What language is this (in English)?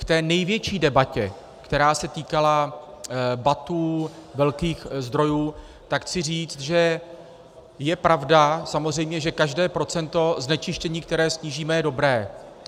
Czech